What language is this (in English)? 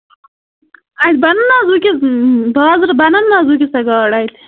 Kashmiri